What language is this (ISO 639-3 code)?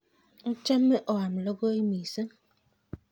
kln